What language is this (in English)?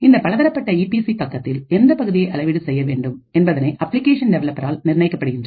Tamil